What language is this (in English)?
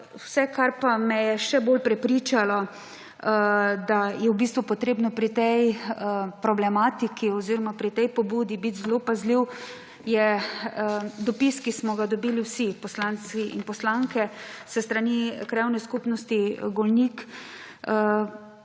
Slovenian